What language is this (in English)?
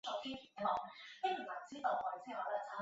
Chinese